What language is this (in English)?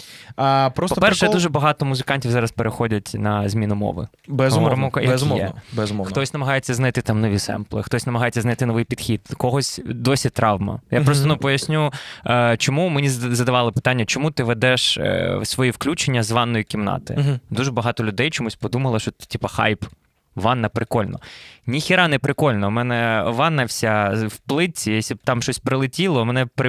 Ukrainian